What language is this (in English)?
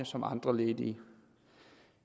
Danish